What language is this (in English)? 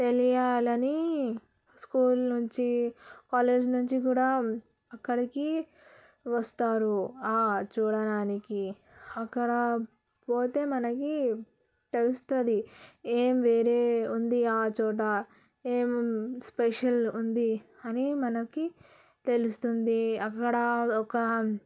Telugu